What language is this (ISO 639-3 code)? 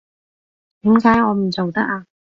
yue